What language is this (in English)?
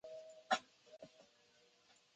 Chinese